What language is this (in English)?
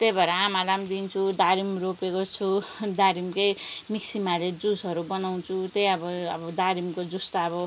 Nepali